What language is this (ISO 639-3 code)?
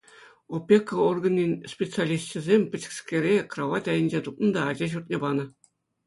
chv